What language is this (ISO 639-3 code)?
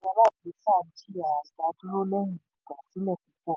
yor